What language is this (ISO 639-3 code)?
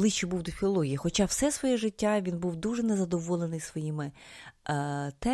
ukr